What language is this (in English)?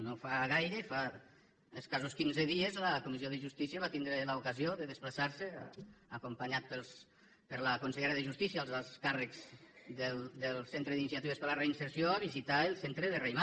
Catalan